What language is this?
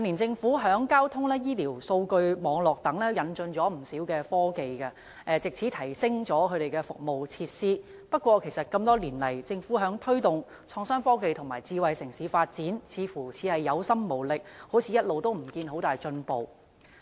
Cantonese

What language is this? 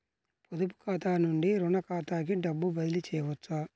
Telugu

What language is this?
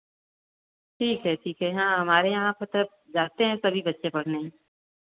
Hindi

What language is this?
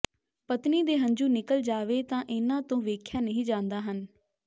Punjabi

